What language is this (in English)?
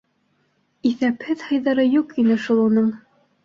Bashkir